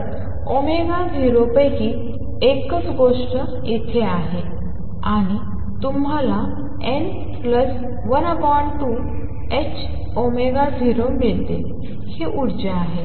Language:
Marathi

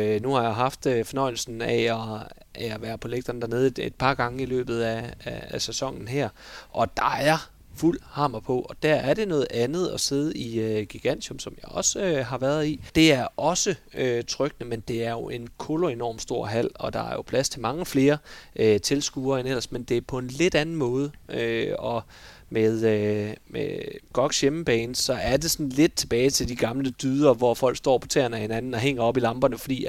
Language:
Danish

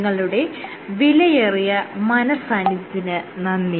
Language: Malayalam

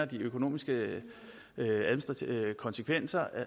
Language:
Danish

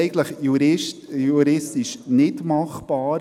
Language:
Swiss German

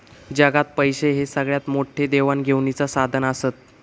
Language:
Marathi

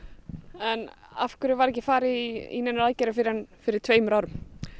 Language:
Icelandic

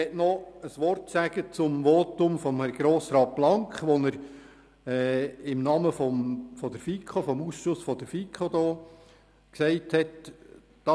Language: Swiss German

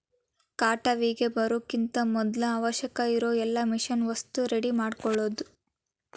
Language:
Kannada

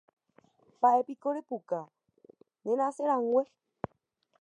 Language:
Guarani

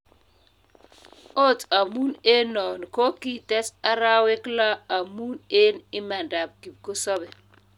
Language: Kalenjin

